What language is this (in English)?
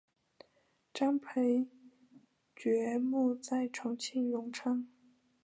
Chinese